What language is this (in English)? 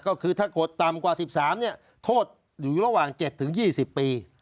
Thai